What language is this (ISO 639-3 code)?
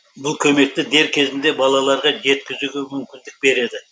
kaz